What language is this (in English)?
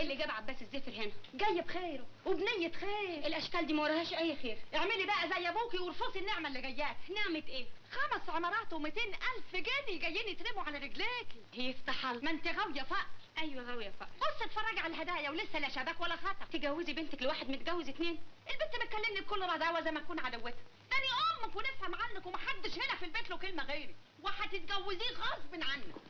Arabic